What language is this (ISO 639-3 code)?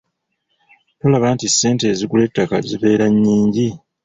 lug